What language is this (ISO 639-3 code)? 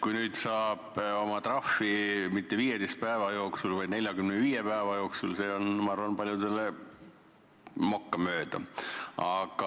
est